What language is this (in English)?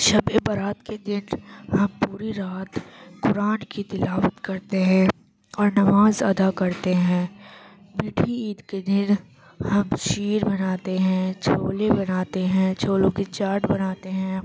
Urdu